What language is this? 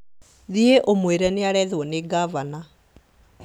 Kikuyu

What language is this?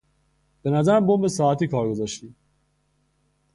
Persian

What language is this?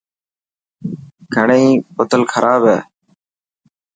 Dhatki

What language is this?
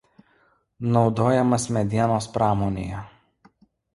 Lithuanian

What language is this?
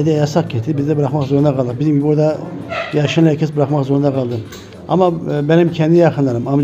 Turkish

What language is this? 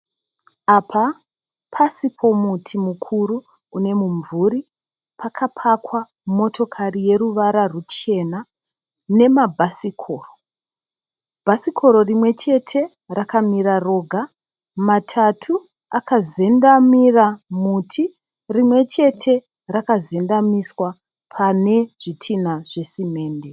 Shona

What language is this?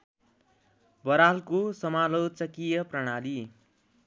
Nepali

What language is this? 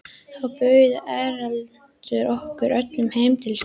Icelandic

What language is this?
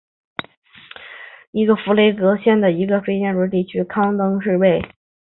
Chinese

